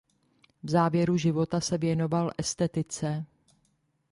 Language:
Czech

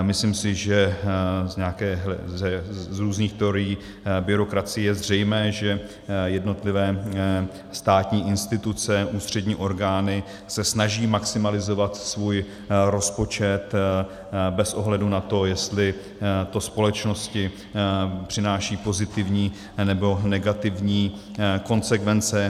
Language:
Czech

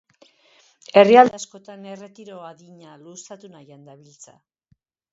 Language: Basque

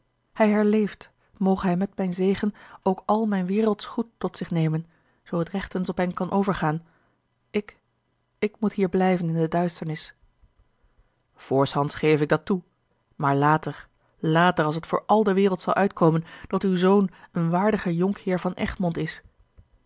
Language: Dutch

